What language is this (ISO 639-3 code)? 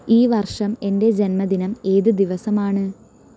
mal